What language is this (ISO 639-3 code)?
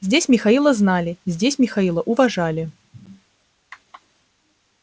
rus